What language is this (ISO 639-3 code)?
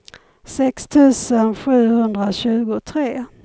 swe